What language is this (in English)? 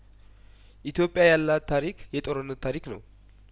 Amharic